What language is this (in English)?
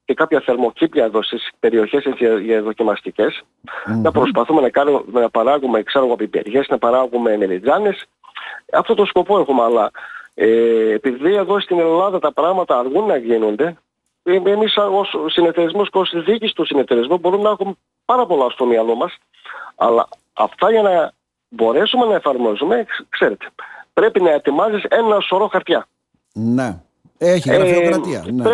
Greek